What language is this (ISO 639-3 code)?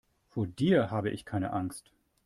deu